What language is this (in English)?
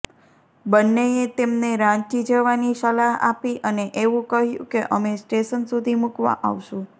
Gujarati